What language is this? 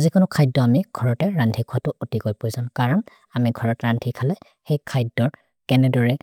Maria (India)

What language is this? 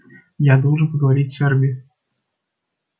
Russian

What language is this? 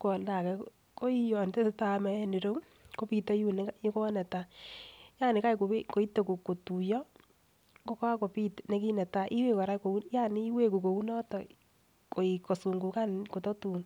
Kalenjin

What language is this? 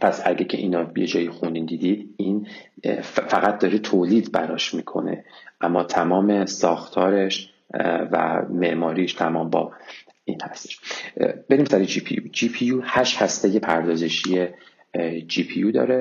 Persian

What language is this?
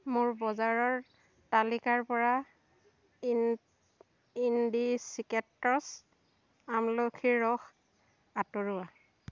Assamese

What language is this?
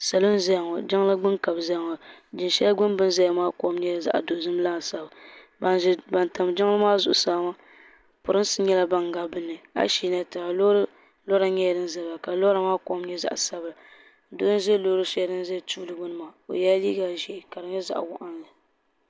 Dagbani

